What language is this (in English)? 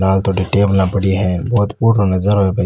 Rajasthani